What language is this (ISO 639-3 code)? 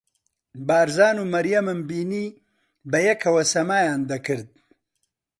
ckb